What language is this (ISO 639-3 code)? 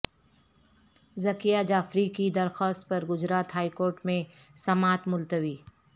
urd